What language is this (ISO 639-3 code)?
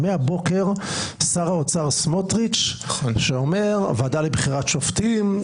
heb